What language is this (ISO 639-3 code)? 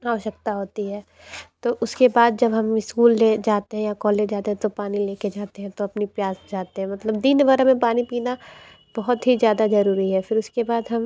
hin